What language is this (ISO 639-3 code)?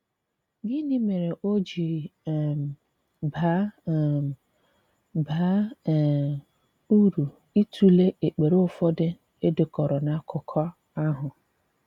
ibo